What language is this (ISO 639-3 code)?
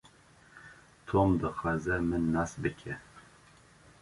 kur